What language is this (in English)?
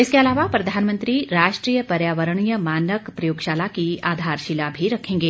Hindi